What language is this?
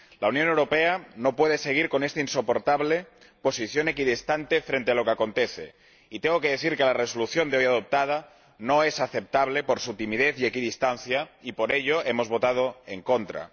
Spanish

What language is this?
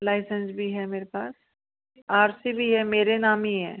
Hindi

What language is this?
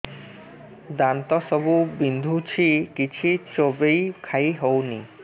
Odia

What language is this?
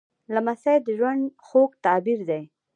Pashto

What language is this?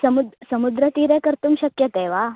Sanskrit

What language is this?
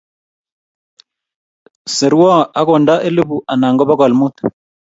Kalenjin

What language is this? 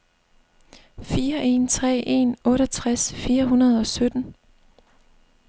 Danish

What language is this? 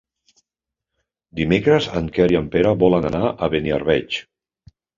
Catalan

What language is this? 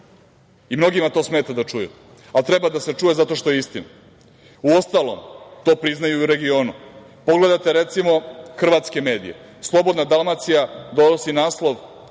Serbian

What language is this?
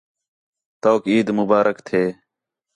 Khetrani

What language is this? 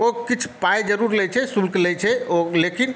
Maithili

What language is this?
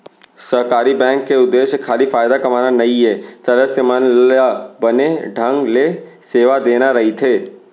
Chhattisgarhi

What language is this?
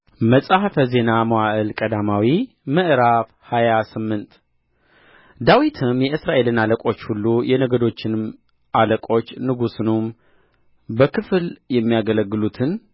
Amharic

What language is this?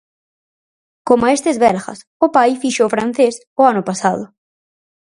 Galician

